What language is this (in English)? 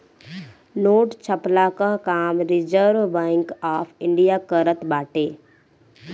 Bhojpuri